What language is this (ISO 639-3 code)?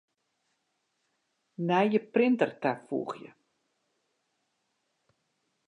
fry